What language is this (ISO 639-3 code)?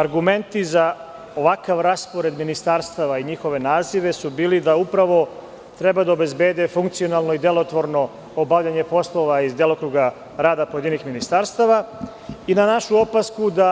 srp